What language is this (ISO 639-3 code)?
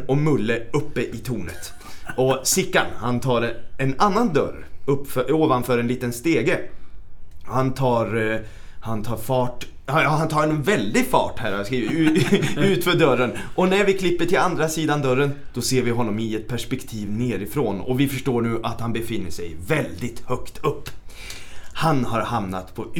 swe